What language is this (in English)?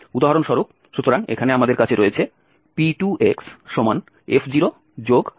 Bangla